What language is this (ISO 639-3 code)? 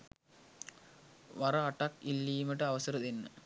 sin